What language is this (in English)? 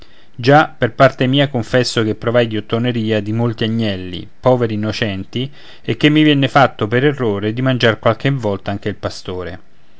Italian